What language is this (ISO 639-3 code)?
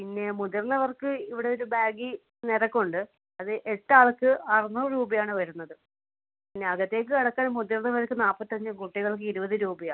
mal